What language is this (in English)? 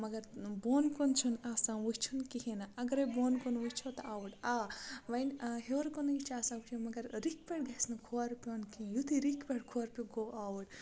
Kashmiri